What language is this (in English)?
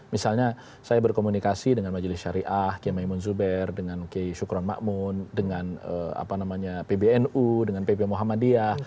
Indonesian